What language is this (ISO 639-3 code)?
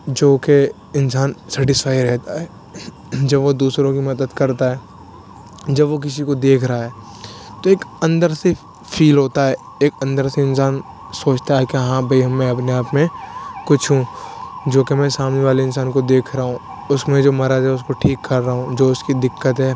urd